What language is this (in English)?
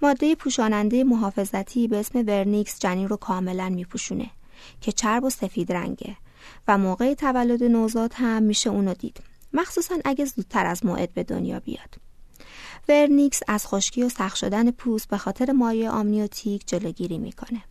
Persian